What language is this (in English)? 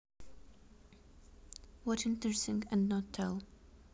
Russian